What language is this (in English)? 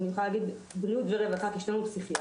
Hebrew